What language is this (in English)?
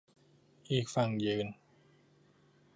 Thai